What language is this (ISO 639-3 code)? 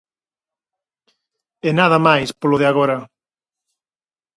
glg